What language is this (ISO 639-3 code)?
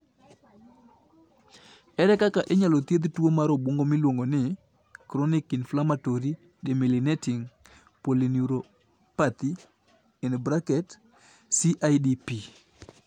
luo